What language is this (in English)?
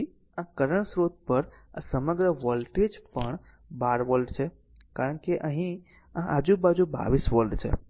Gujarati